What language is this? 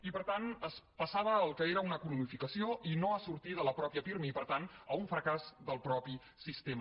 Catalan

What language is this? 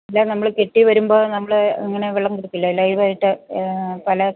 Malayalam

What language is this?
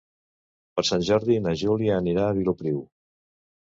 Catalan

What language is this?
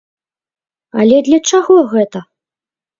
Belarusian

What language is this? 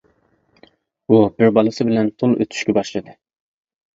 Uyghur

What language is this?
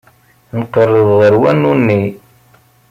Kabyle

